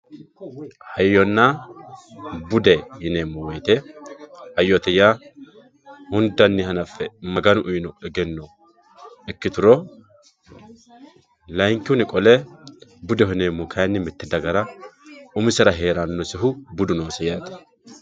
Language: Sidamo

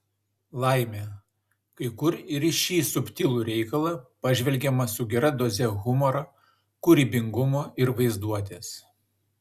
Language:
Lithuanian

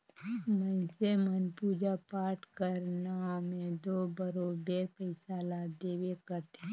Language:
Chhattisgarhi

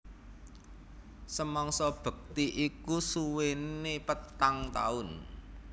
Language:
Javanese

